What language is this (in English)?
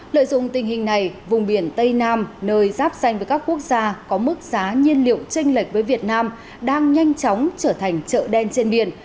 Vietnamese